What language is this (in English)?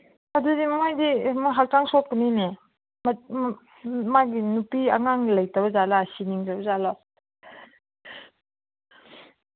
Manipuri